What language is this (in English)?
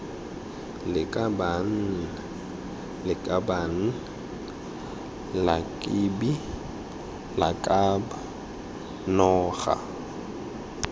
Tswana